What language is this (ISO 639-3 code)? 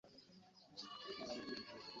lug